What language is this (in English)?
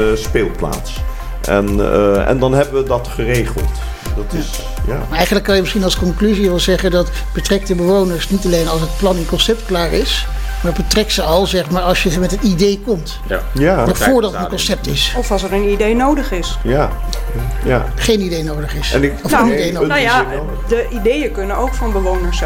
Dutch